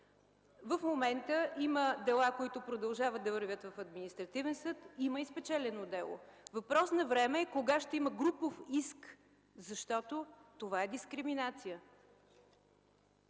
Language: Bulgarian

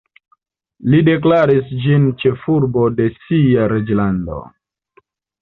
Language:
Esperanto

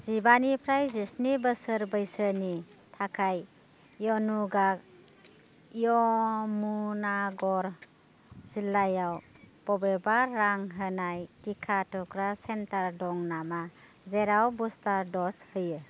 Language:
Bodo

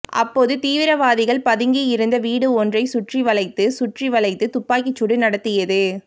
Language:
Tamil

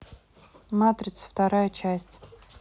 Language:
Russian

